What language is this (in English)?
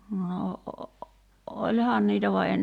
Finnish